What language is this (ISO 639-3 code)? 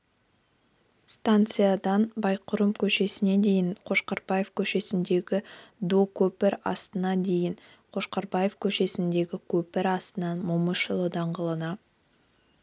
kaz